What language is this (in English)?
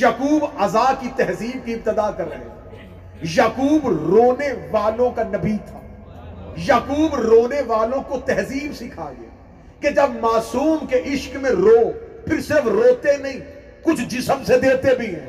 Urdu